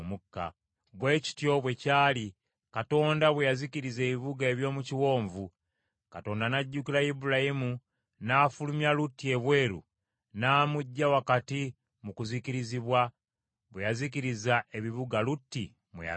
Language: Ganda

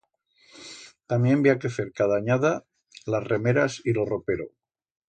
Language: Aragonese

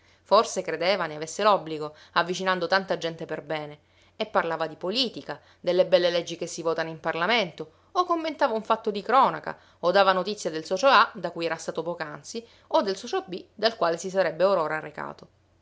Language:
Italian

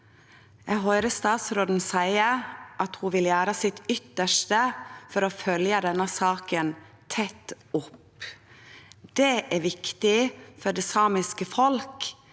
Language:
Norwegian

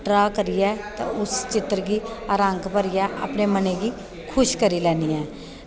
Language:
Dogri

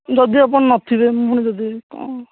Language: Odia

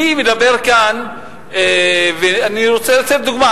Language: Hebrew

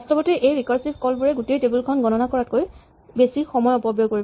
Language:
Assamese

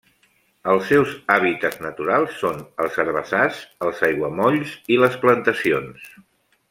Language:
Catalan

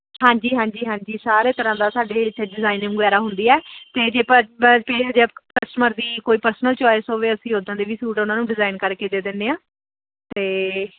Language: Punjabi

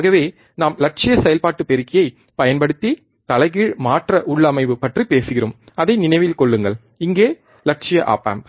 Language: Tamil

